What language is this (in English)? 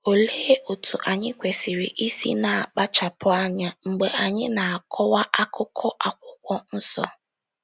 Igbo